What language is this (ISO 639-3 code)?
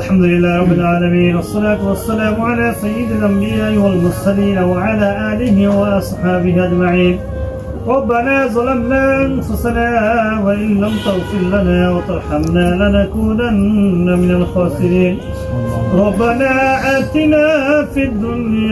ara